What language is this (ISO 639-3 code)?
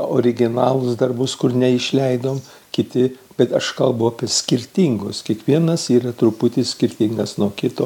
lit